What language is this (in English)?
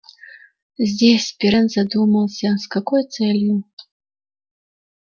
Russian